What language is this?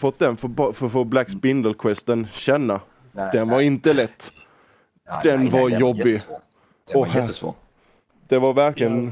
Swedish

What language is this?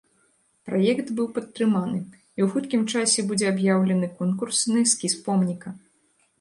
Belarusian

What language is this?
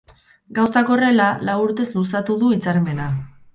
Basque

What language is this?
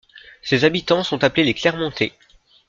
French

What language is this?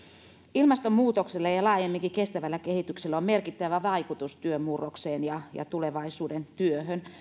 Finnish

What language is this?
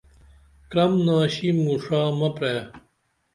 Dameli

